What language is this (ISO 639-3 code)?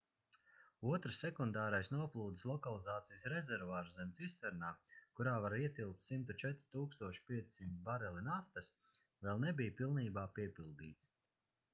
lav